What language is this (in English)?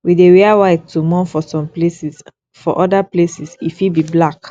Nigerian Pidgin